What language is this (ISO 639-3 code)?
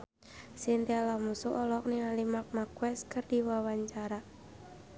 sun